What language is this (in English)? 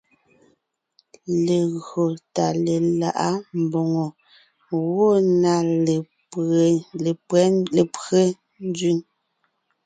Ngiemboon